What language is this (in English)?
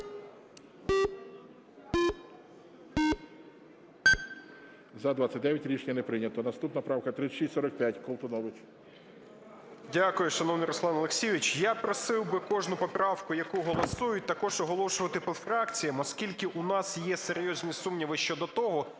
Ukrainian